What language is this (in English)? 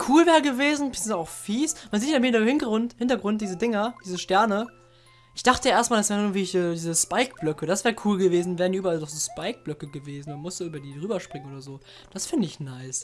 German